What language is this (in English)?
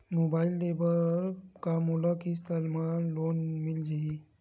Chhattisgarhi